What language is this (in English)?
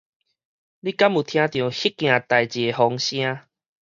Min Nan Chinese